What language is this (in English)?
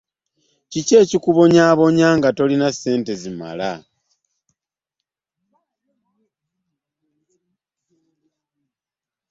Ganda